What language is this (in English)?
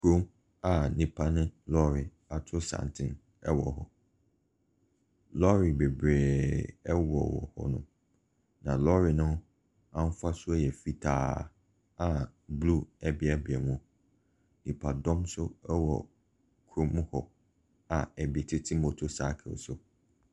Akan